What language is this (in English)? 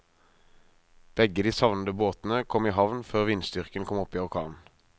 Norwegian